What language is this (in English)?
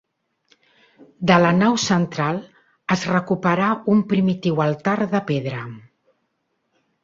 Catalan